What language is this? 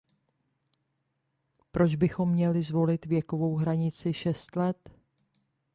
Czech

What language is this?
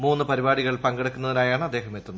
Malayalam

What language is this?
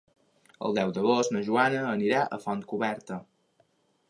Catalan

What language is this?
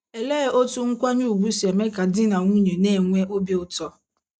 Igbo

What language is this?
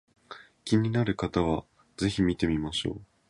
Japanese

